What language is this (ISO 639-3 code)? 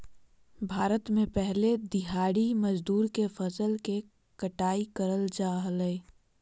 mag